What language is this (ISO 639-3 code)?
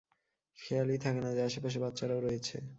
ben